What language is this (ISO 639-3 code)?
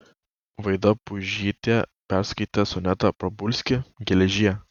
lit